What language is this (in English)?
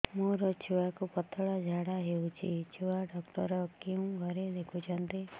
Odia